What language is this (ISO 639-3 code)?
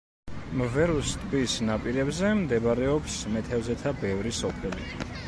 kat